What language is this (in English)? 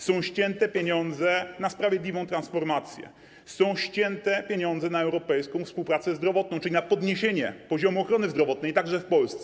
Polish